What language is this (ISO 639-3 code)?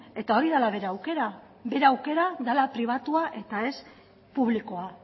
eus